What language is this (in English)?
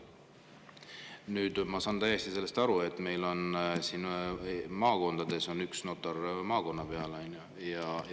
Estonian